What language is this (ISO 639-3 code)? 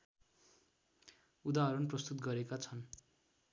nep